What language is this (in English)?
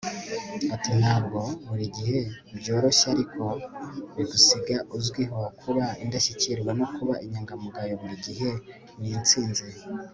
Kinyarwanda